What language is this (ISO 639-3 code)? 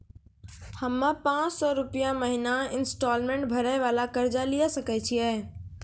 mai